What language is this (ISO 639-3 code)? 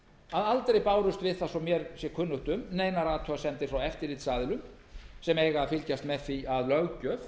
isl